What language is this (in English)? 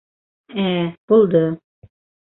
Bashkir